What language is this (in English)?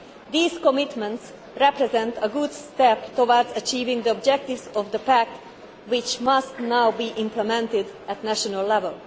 English